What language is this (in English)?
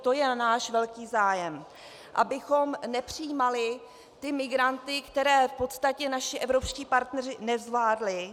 Czech